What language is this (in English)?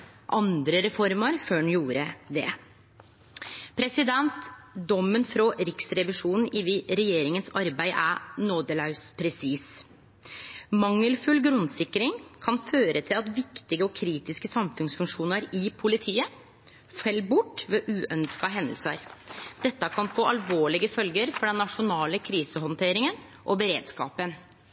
Norwegian Nynorsk